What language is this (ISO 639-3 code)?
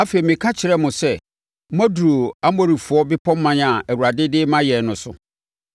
aka